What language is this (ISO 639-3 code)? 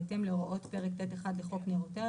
heb